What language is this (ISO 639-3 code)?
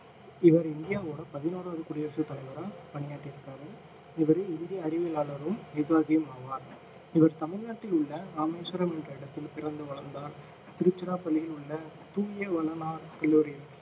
tam